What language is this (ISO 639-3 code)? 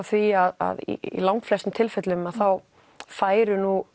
isl